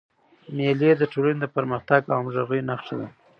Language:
Pashto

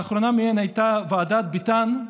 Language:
Hebrew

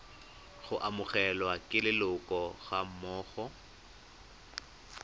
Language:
Tswana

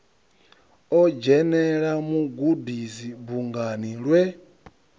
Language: Venda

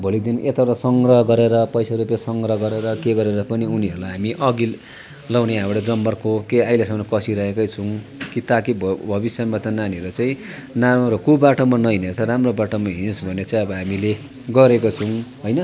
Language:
Nepali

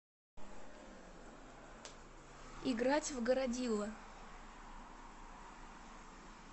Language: Russian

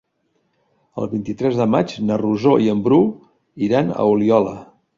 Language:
Catalan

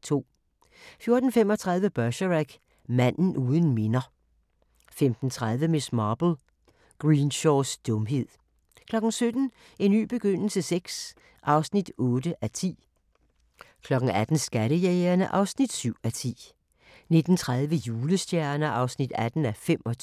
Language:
Danish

